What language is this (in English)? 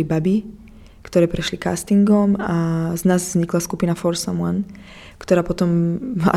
Czech